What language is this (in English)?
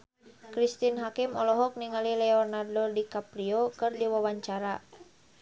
Sundanese